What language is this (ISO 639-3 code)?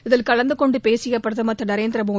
tam